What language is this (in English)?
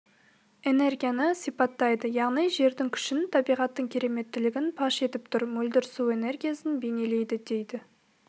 Kazakh